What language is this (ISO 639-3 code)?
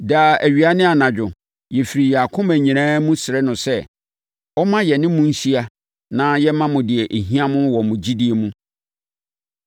aka